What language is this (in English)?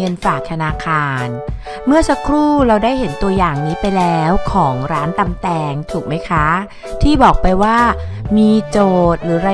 Thai